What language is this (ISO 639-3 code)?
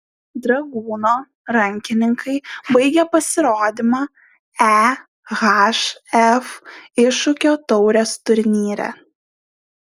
lit